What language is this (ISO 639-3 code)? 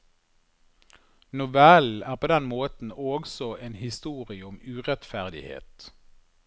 nor